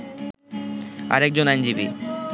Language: Bangla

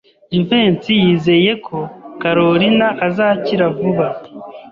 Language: Kinyarwanda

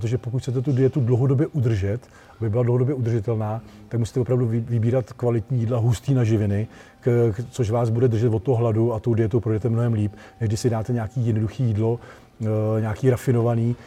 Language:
Czech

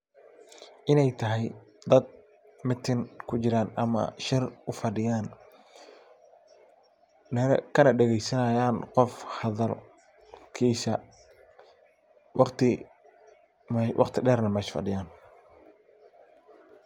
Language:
Somali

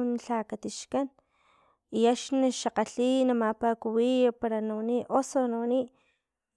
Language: Filomena Mata-Coahuitlán Totonac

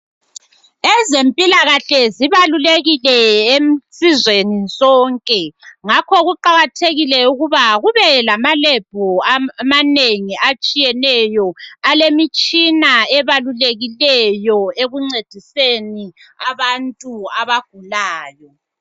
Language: North Ndebele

